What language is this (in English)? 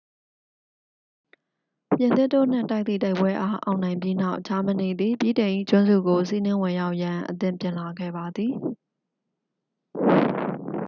Burmese